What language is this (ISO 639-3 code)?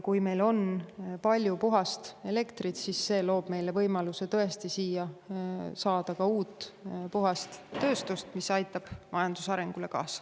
est